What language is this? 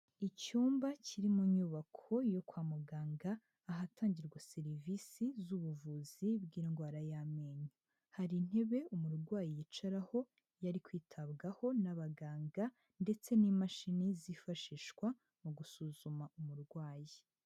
Kinyarwanda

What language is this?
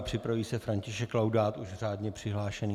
Czech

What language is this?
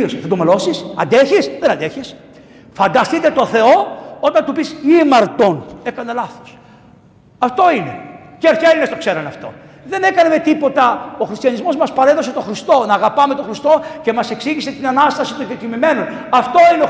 Greek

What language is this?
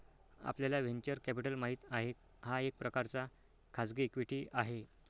Marathi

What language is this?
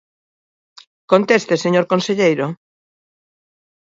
Galician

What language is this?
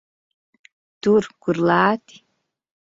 Latvian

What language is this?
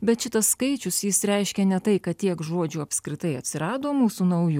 Lithuanian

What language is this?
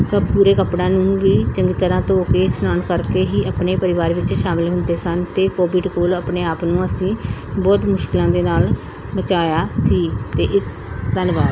Punjabi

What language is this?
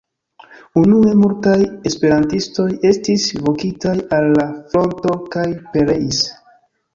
Esperanto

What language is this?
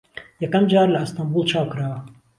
Central Kurdish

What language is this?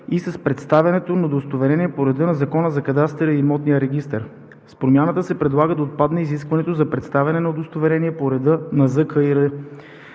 Bulgarian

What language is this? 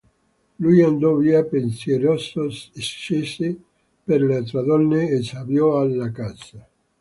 Italian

